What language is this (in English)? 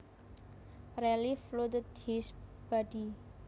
Javanese